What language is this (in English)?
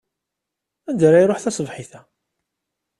Kabyle